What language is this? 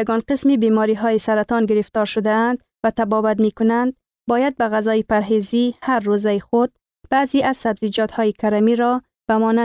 Persian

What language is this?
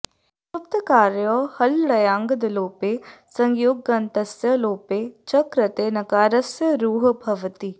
Sanskrit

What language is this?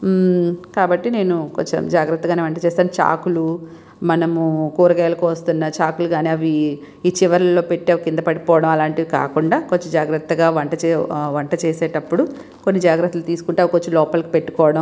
Telugu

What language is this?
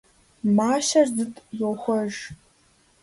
Kabardian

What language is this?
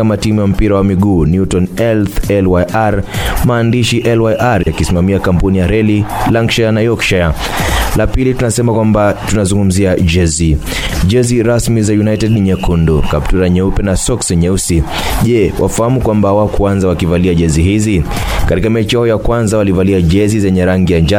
Swahili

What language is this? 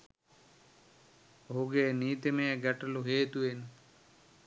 Sinhala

